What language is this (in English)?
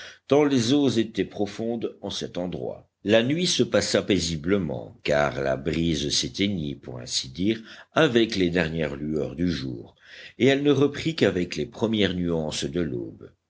French